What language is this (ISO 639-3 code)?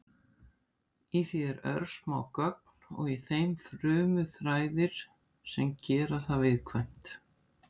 isl